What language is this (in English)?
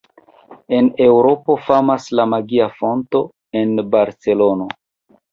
Esperanto